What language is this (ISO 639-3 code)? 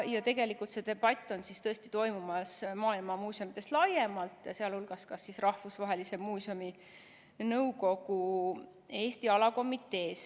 est